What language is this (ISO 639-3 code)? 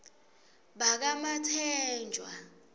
ssw